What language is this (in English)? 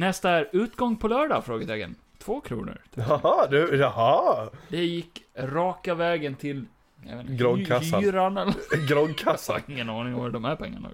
Swedish